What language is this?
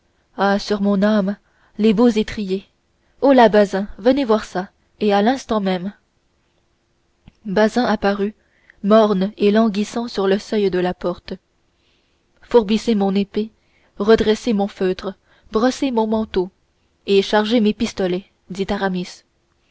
French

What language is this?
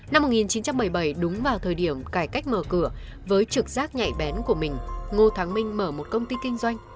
Vietnamese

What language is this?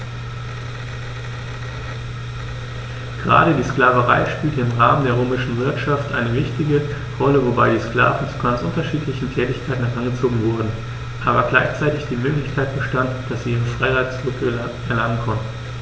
German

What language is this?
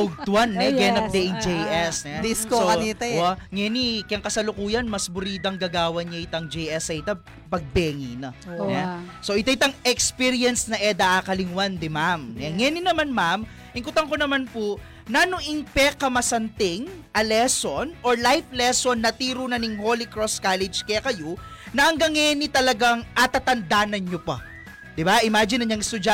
Filipino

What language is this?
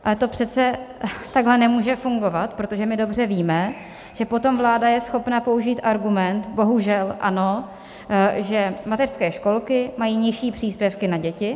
Czech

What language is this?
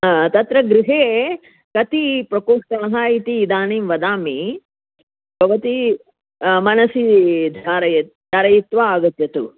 Sanskrit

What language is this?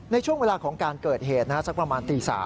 Thai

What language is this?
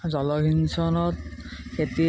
Assamese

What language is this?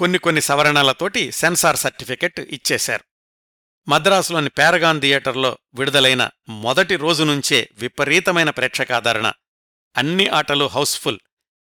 Telugu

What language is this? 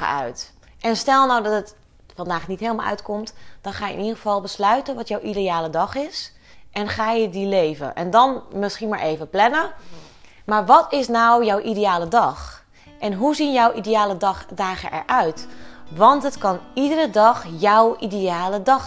Dutch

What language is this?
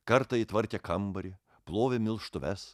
Lithuanian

